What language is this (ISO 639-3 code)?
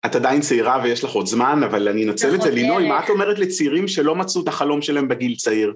heb